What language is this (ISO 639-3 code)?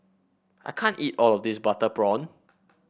eng